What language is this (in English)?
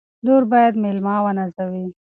Pashto